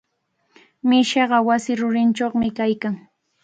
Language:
Cajatambo North Lima Quechua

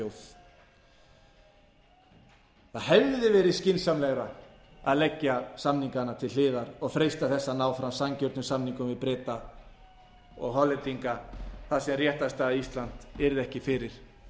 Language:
Icelandic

